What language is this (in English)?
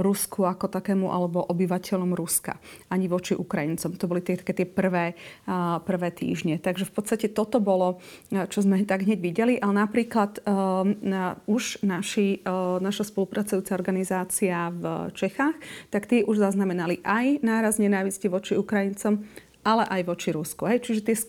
Slovak